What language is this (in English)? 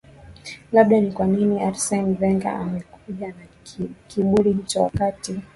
Swahili